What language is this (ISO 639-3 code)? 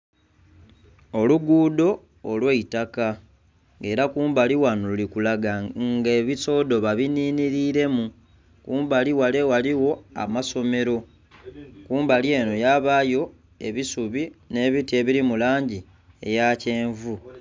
xog